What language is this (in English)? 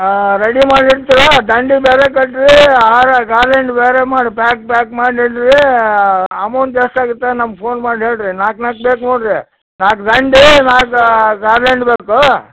Kannada